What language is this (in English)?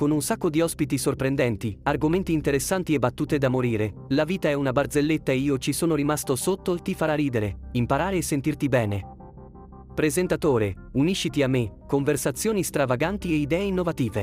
Italian